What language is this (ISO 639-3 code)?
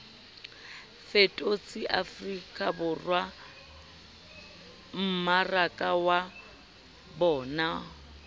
sot